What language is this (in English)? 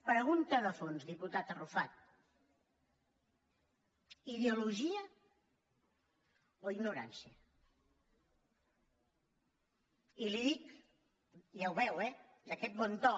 Catalan